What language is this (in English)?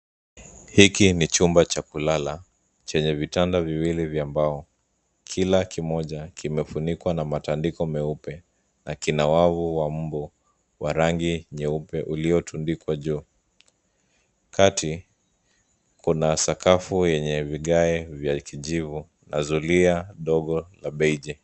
Swahili